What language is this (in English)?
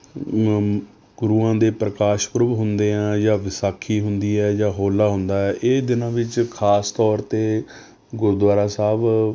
Punjabi